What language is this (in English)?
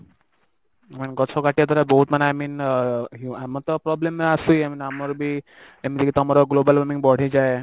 Odia